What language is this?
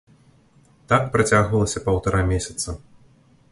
Belarusian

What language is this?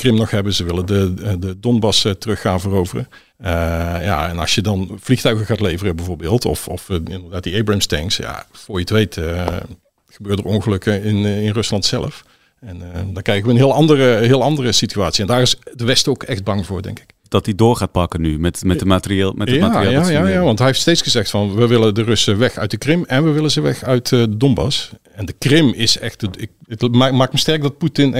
Dutch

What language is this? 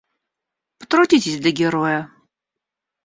Russian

